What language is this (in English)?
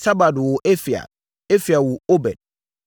Akan